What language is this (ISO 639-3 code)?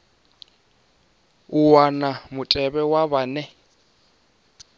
ven